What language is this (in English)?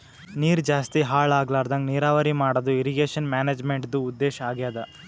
Kannada